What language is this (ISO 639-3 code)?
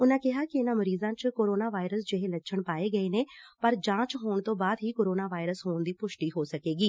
pan